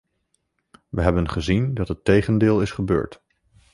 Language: Dutch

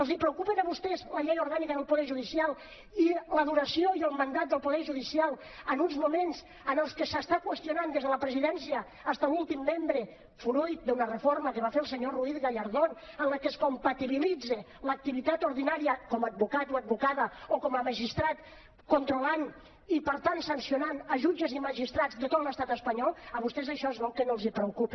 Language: Catalan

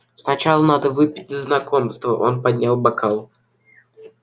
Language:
Russian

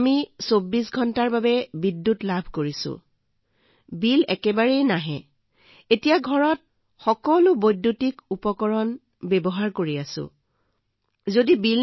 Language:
Assamese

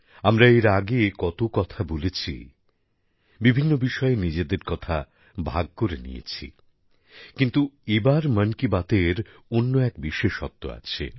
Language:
Bangla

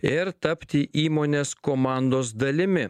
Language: Lithuanian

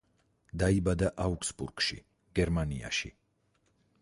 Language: Georgian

